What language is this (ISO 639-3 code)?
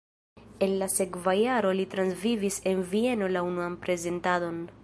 epo